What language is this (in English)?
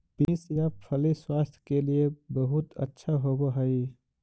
Magahi